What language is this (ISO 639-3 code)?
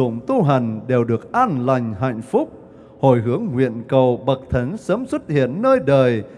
vie